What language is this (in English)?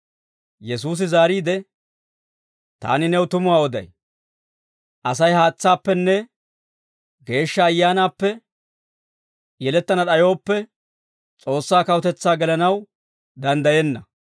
Dawro